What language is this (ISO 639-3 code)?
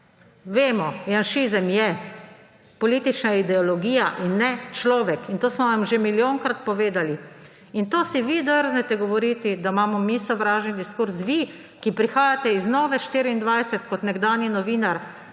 slv